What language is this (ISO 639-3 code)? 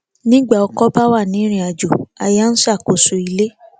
yor